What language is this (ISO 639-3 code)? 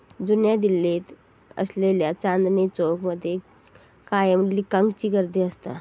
mar